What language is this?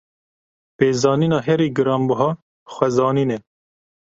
Kurdish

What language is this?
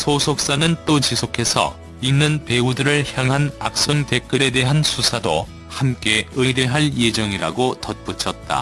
Korean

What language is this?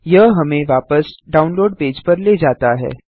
Hindi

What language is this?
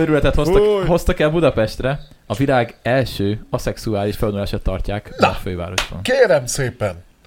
Hungarian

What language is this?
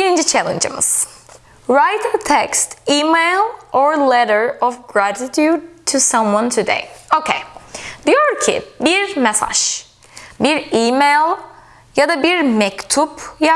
Turkish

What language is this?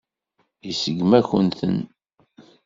Kabyle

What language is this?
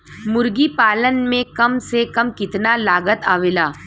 Bhojpuri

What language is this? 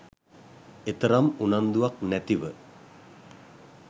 Sinhala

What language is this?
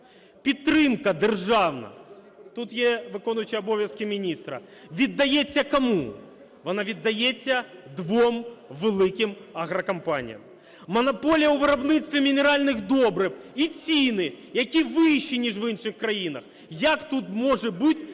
Ukrainian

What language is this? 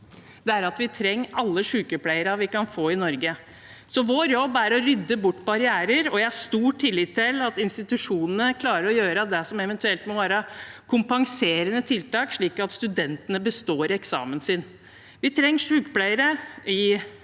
Norwegian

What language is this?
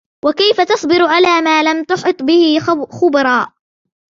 Arabic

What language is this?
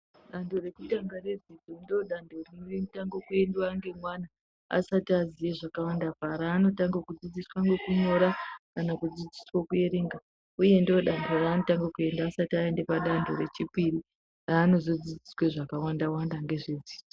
Ndau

